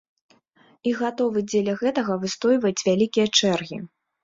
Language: Belarusian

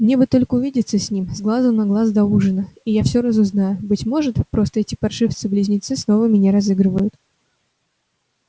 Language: Russian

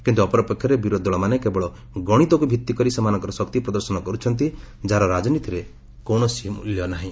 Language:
Odia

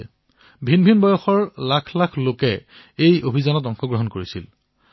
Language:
Assamese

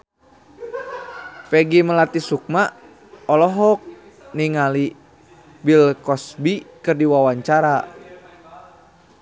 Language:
Sundanese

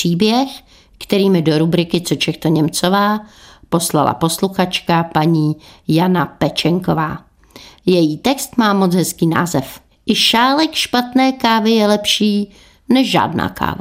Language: Czech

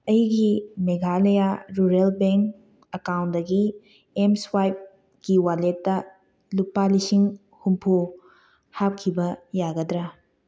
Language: Manipuri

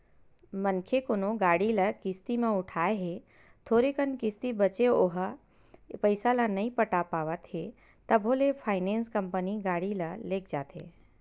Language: Chhattisgarhi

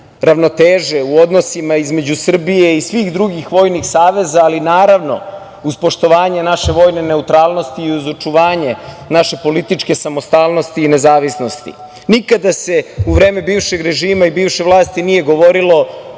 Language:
Serbian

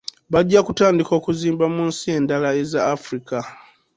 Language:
Ganda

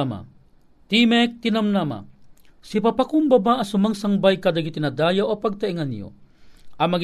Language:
Filipino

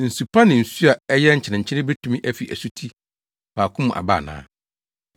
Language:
Akan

